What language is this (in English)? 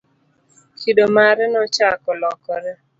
Luo (Kenya and Tanzania)